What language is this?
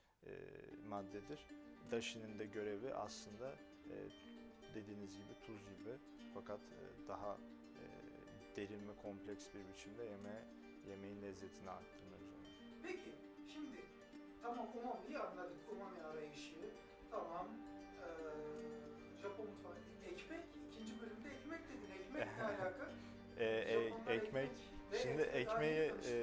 Turkish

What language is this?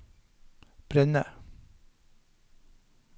Norwegian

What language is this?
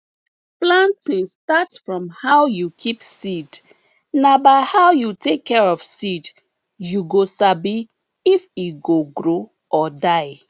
Nigerian Pidgin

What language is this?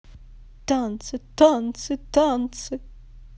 Russian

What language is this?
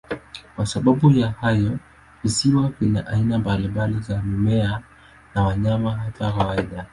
Swahili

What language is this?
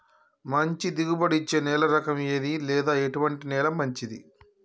Telugu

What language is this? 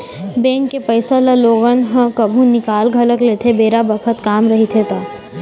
Chhattisgarhi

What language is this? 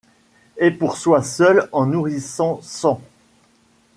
French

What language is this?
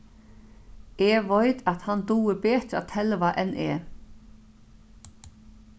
Faroese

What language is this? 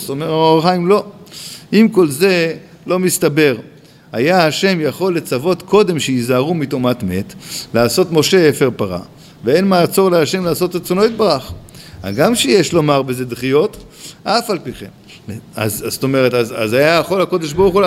Hebrew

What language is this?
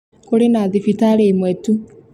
Kikuyu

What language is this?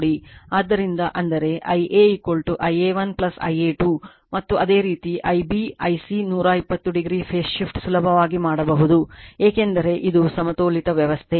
Kannada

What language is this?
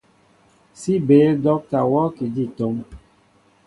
Mbo (Cameroon)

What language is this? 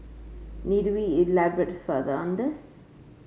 English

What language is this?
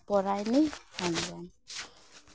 Santali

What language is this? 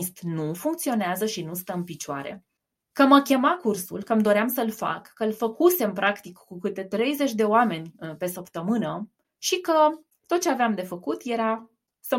Romanian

